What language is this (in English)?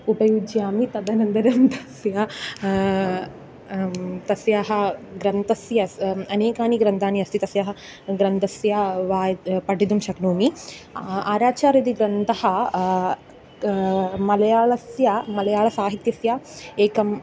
Sanskrit